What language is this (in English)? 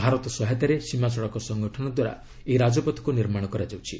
Odia